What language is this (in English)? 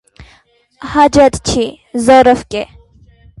Armenian